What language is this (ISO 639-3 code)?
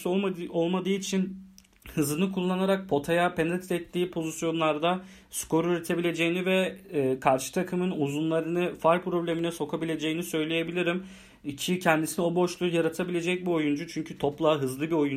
tur